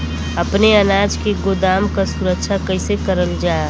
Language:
Bhojpuri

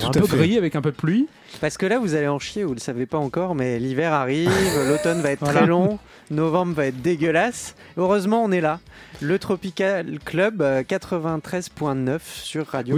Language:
French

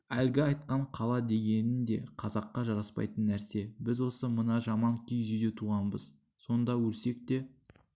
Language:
Kazakh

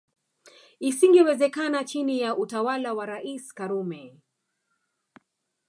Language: Swahili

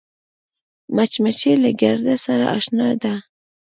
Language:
Pashto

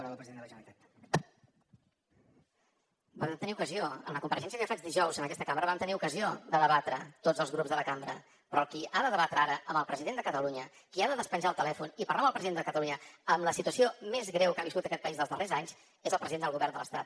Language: Catalan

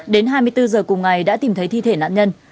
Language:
Vietnamese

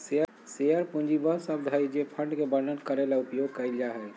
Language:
Magahi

